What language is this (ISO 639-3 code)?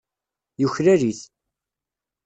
kab